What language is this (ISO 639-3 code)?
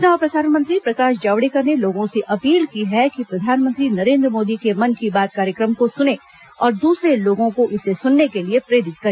hin